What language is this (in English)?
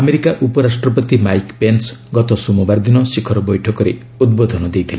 Odia